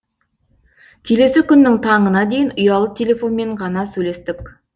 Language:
Kazakh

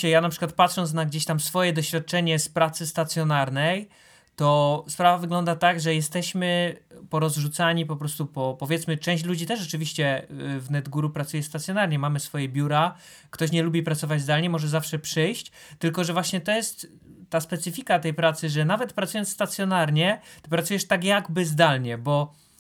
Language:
Polish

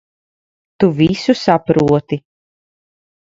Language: Latvian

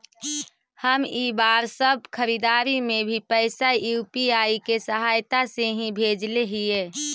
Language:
Magahi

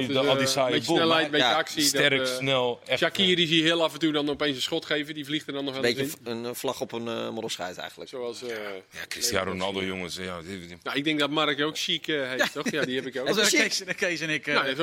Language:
Dutch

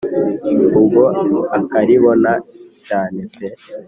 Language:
Kinyarwanda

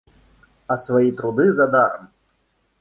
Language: Russian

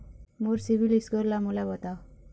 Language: Chhattisgarhi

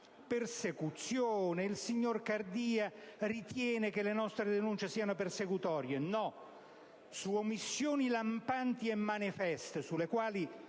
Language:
Italian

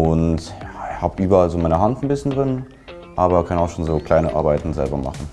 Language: German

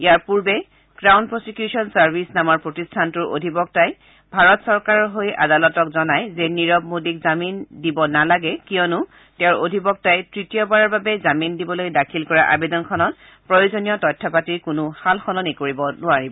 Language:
Assamese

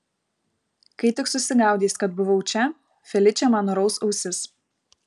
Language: Lithuanian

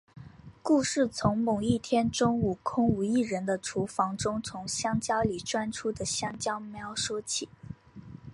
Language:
Chinese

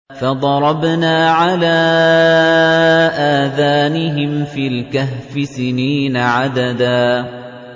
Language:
Arabic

